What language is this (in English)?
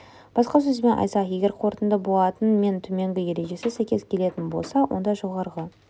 Kazakh